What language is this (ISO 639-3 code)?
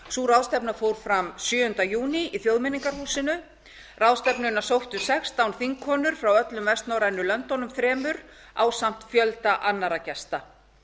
isl